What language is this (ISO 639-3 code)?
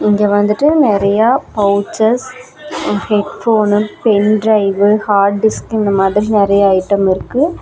tam